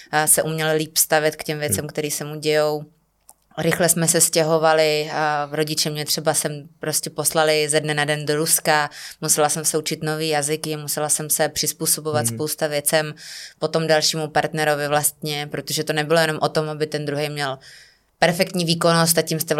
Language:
Czech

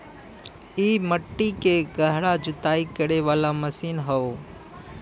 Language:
Bhojpuri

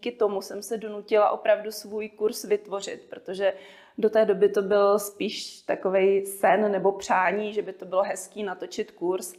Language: Czech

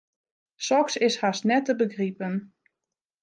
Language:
Western Frisian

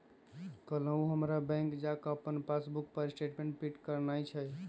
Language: Magahi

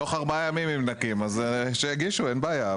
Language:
Hebrew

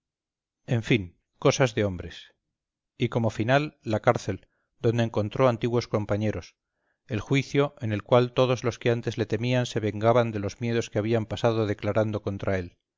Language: Spanish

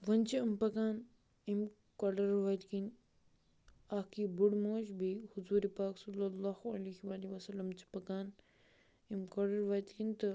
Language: Kashmiri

